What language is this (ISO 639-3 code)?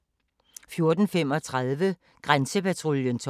dan